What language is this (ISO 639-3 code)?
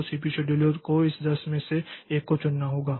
hin